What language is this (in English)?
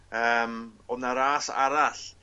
Welsh